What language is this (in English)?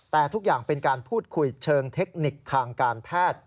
Thai